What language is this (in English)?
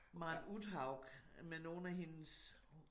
Danish